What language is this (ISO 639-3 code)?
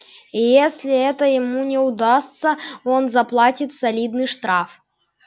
rus